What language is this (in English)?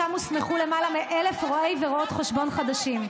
Hebrew